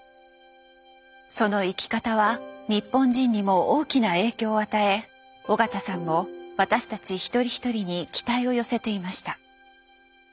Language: Japanese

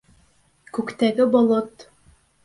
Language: Bashkir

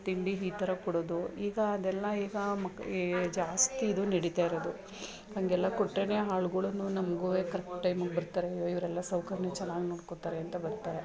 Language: Kannada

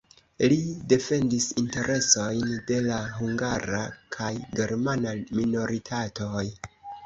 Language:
Esperanto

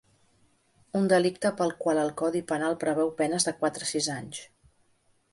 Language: Catalan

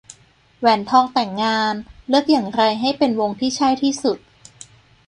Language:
Thai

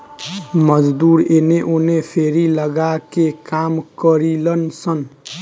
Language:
Bhojpuri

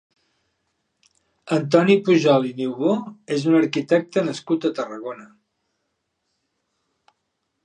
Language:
Catalan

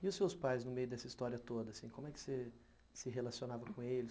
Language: Portuguese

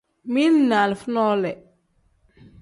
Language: Tem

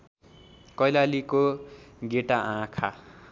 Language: Nepali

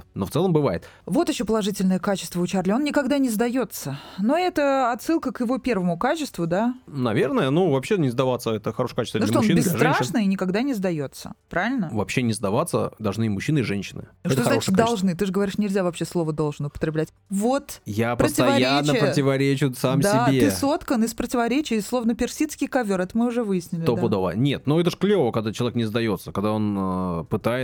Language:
Russian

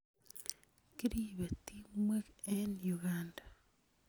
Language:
Kalenjin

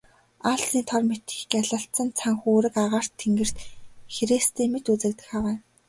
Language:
Mongolian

